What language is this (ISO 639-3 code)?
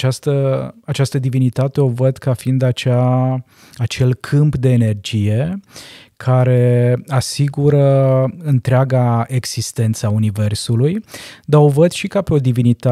ron